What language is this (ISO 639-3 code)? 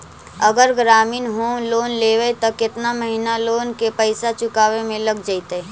mag